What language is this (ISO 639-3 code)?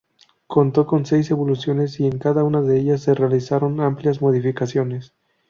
spa